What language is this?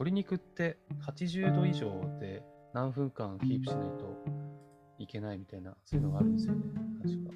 Japanese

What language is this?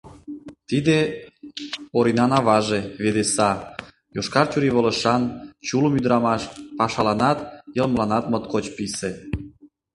Mari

